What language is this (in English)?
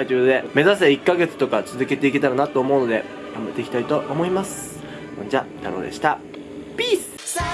Japanese